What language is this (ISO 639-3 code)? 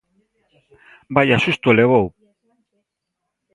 glg